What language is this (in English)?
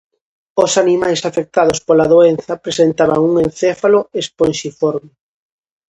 Galician